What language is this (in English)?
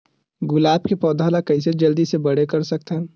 Chhattisgarhi